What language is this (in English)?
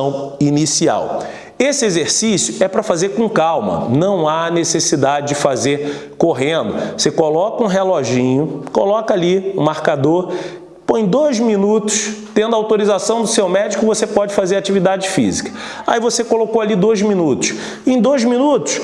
Portuguese